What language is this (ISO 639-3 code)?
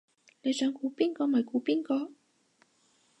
yue